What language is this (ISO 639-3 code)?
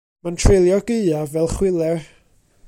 cym